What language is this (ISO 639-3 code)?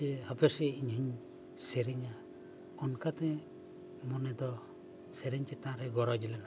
sat